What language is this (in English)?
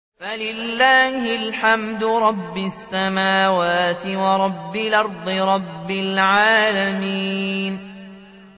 Arabic